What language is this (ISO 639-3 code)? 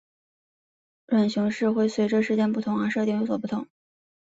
zho